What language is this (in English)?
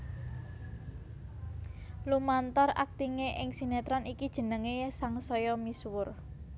Javanese